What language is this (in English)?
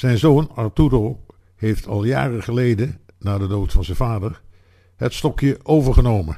Dutch